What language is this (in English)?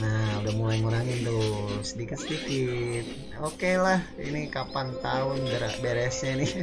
Indonesian